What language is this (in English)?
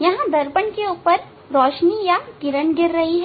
Hindi